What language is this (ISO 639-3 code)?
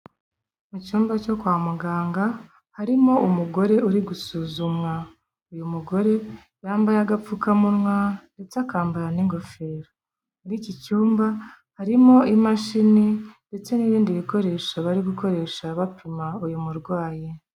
kin